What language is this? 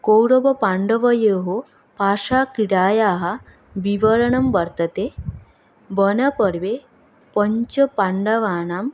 Sanskrit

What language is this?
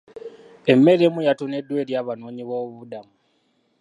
Ganda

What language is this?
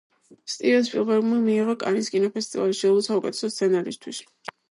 Georgian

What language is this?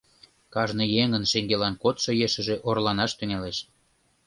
Mari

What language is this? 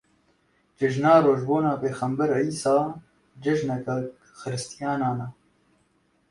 Kurdish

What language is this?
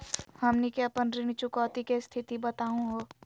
Magahi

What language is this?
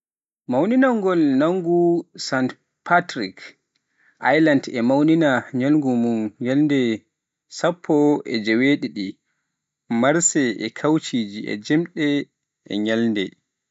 Pular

